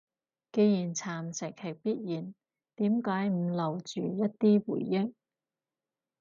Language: Cantonese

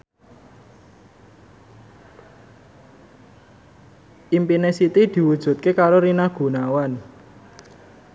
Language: Javanese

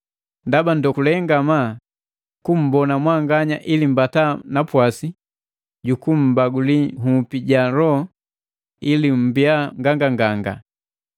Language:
Matengo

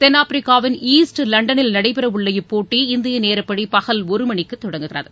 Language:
Tamil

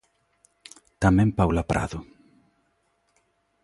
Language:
Galician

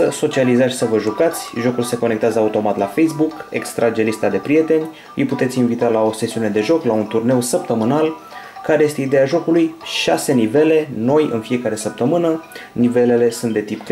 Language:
Romanian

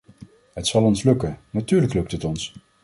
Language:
Dutch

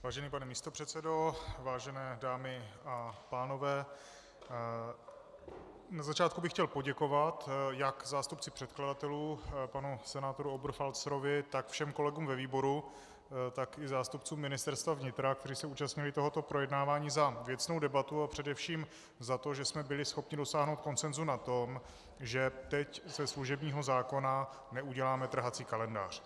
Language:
Czech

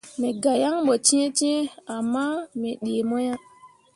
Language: Mundang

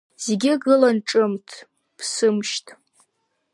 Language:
Abkhazian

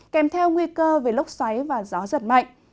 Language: Vietnamese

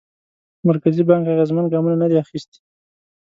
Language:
Pashto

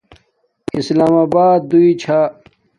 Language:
Domaaki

